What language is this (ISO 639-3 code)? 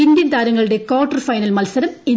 mal